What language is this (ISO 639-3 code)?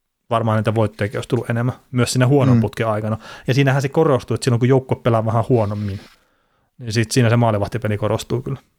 fin